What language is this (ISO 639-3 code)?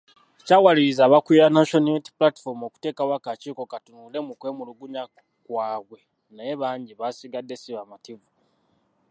lug